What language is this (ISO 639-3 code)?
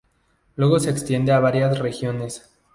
spa